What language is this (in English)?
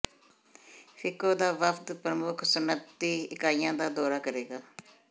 Punjabi